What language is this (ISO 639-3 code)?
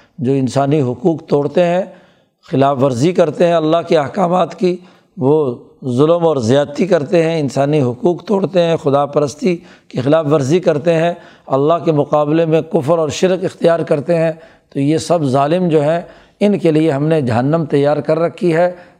urd